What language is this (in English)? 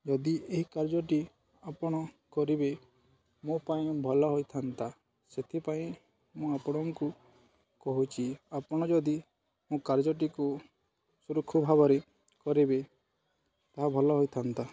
Odia